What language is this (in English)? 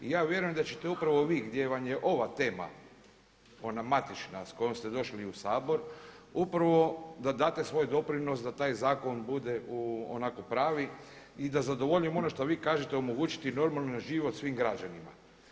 Croatian